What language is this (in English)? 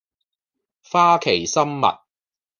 Cantonese